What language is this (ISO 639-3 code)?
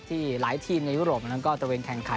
tha